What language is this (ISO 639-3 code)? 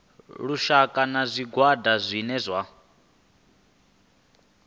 ven